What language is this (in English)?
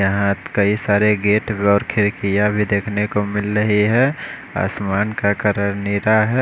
Hindi